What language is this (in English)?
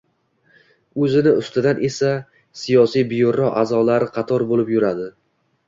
Uzbek